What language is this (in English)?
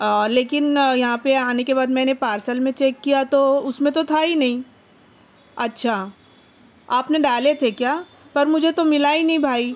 Urdu